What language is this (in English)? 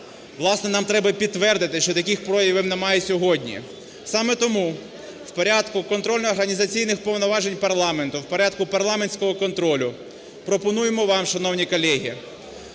Ukrainian